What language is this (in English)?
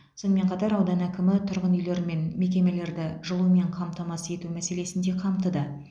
Kazakh